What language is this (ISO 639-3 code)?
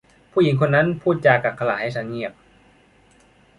tha